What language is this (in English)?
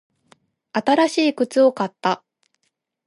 Japanese